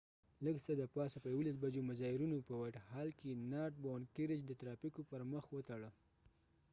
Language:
Pashto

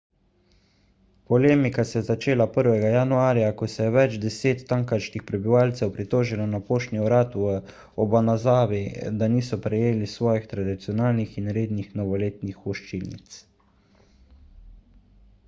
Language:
Slovenian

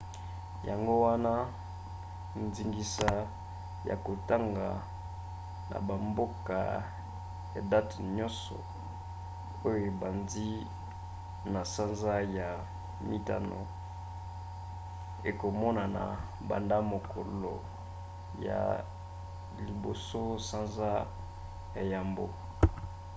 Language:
Lingala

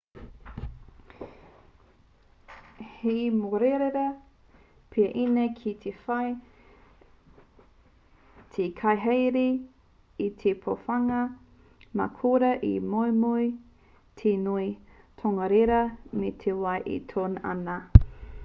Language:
Māori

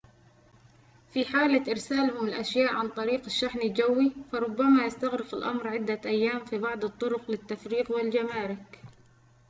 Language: Arabic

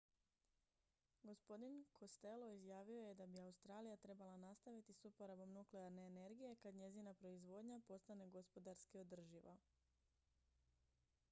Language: Croatian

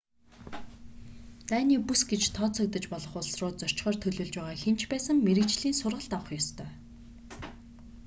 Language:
Mongolian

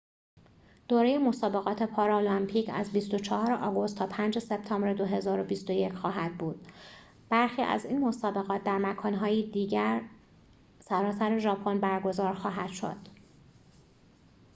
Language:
Persian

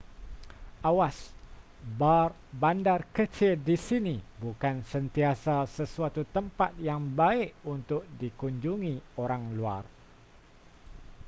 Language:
Malay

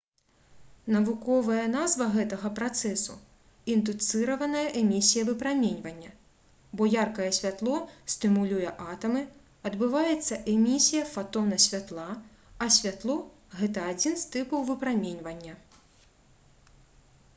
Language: Belarusian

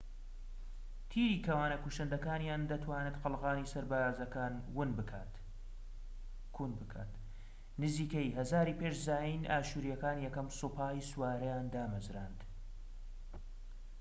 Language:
Central Kurdish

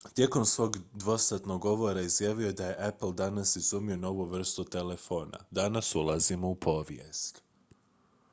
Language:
Croatian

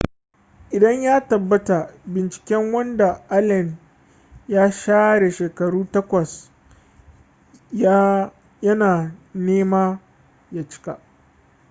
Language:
Hausa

